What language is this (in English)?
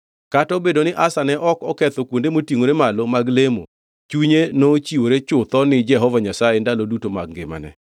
Luo (Kenya and Tanzania)